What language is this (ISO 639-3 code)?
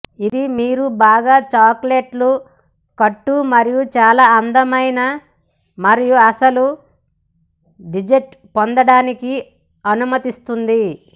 tel